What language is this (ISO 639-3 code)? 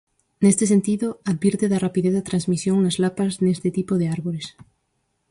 glg